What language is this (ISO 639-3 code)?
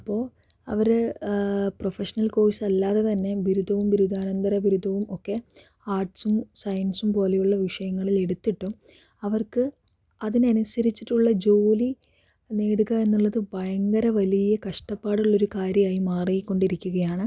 mal